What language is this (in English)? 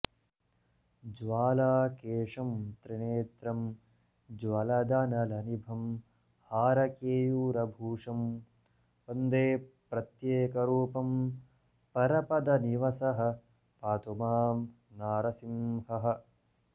Sanskrit